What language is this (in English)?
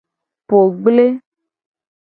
Gen